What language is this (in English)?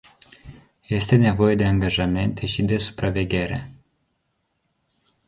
Romanian